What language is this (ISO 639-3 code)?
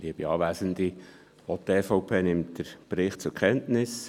gsw